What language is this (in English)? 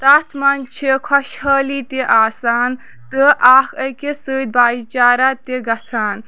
Kashmiri